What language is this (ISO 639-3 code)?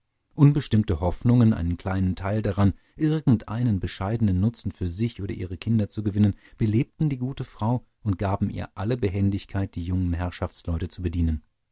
deu